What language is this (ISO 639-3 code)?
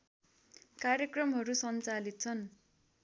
nep